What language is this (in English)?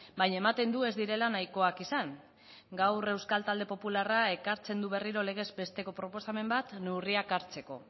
Basque